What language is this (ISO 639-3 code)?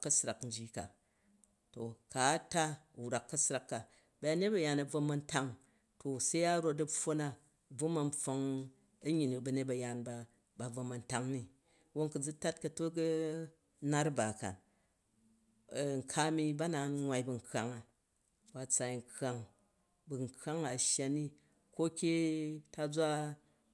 kaj